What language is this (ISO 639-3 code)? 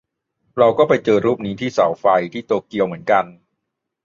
tha